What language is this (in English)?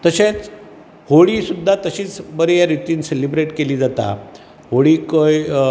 Konkani